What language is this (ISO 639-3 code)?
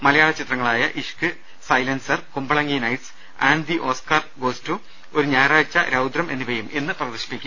mal